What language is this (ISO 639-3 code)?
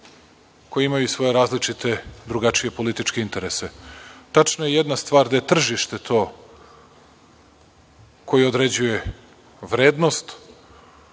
srp